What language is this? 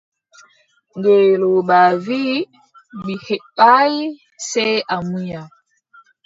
Adamawa Fulfulde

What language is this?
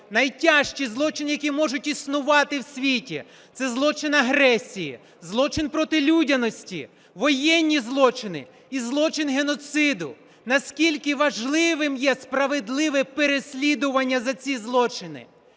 Ukrainian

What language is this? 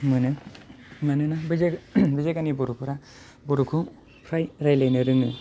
Bodo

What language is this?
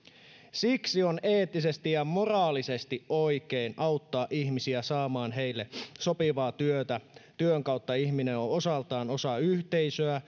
Finnish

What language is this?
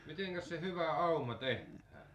Finnish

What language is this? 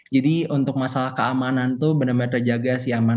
Indonesian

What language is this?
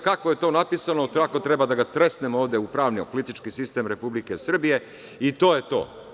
Serbian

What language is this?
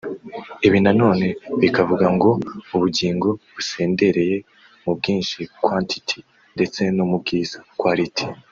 Kinyarwanda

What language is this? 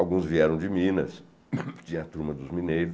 Portuguese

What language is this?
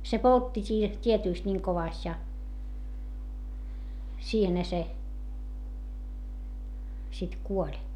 Finnish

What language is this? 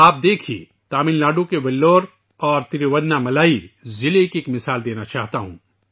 Urdu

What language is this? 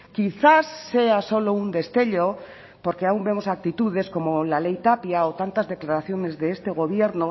Spanish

